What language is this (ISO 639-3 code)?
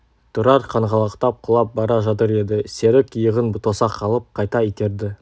kaz